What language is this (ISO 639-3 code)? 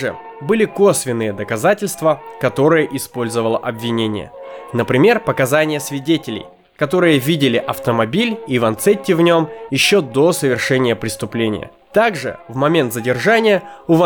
rus